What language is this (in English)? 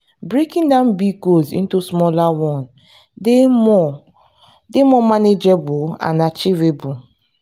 Nigerian Pidgin